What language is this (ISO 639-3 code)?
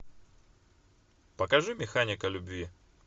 rus